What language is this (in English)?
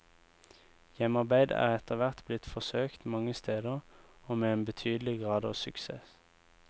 Norwegian